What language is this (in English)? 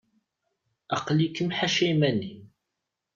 Kabyle